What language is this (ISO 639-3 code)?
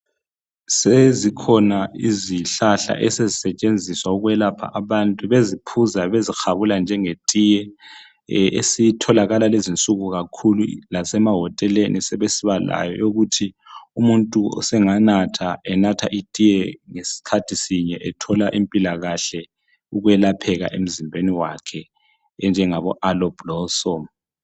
nde